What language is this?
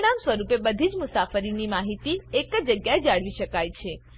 Gujarati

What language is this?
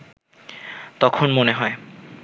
Bangla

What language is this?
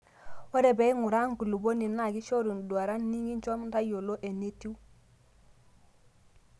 Masai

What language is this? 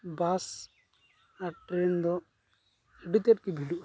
Santali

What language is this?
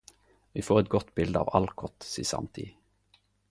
Norwegian Nynorsk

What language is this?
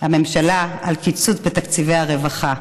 Hebrew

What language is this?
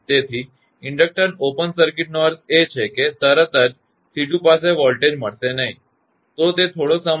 Gujarati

